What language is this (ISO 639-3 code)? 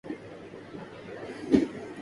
urd